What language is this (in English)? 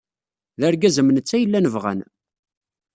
Kabyle